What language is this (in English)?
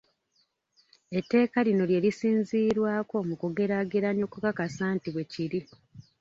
Ganda